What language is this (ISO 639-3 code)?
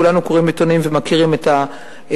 heb